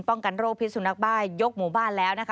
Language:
Thai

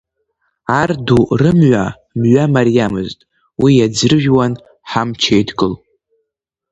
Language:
Abkhazian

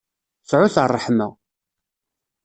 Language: Kabyle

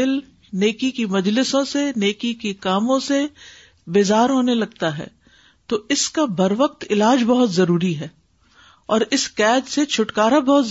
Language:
Urdu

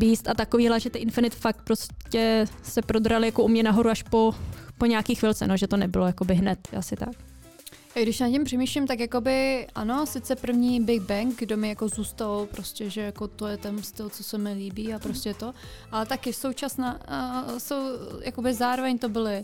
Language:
Czech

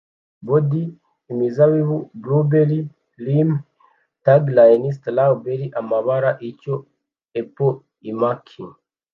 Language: Kinyarwanda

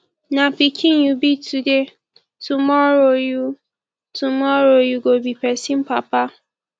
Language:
Nigerian Pidgin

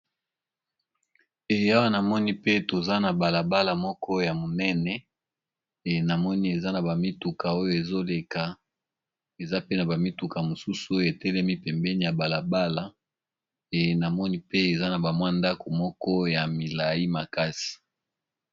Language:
Lingala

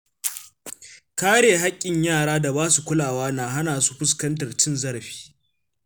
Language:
Hausa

